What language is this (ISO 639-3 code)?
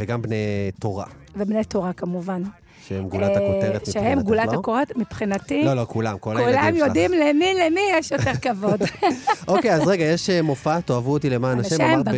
heb